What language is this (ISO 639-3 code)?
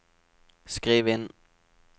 nor